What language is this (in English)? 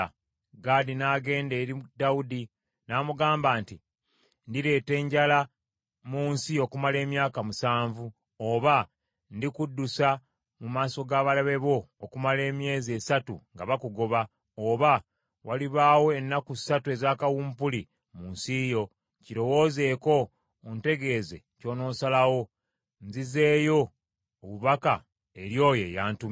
Ganda